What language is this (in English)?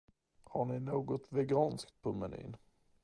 Swedish